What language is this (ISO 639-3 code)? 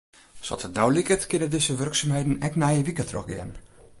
fry